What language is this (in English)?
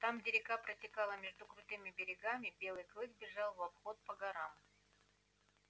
Russian